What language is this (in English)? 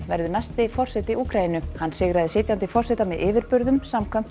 Icelandic